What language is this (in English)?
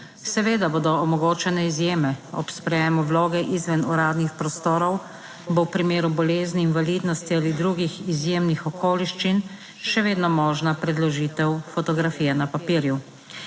Slovenian